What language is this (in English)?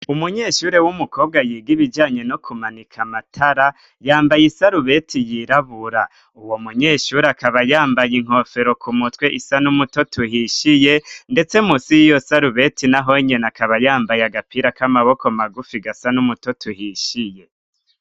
Rundi